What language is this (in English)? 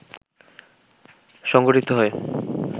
Bangla